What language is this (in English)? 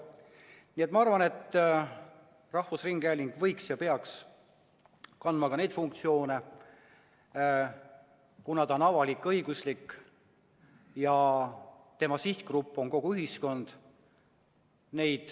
Estonian